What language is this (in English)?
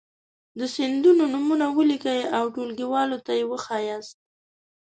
Pashto